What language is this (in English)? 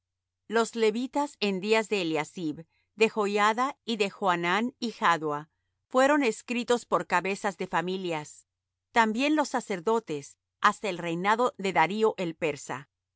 Spanish